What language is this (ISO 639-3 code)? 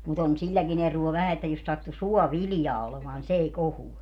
fin